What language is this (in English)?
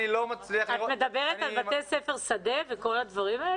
Hebrew